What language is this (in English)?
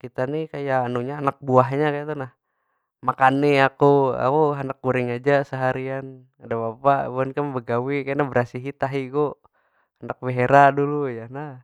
Banjar